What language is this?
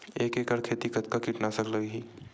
Chhattisgarhi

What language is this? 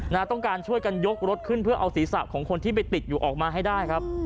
Thai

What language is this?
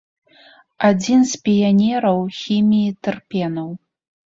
Belarusian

